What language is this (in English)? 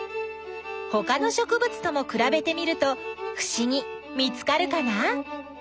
Japanese